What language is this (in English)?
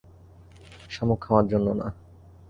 Bangla